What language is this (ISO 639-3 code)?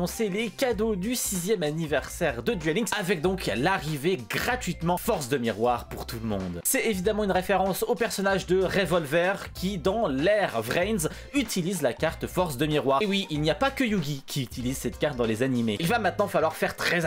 fra